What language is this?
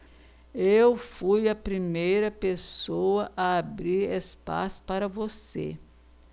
Portuguese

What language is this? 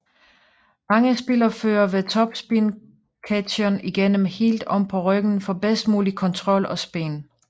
Danish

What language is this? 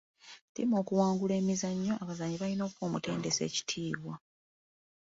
Ganda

